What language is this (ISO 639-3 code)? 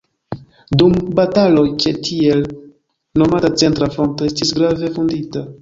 epo